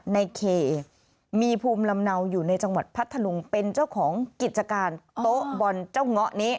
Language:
Thai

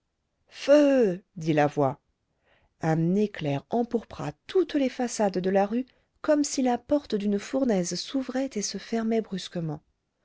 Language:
French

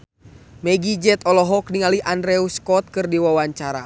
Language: Sundanese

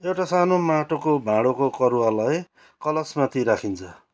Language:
Nepali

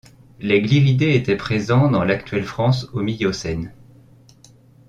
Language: French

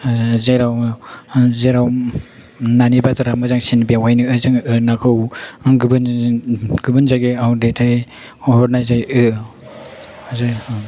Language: Bodo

